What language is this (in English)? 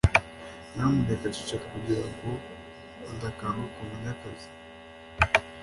Kinyarwanda